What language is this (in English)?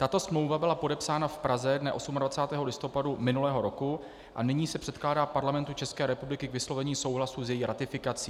Czech